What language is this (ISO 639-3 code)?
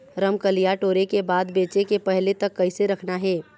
hne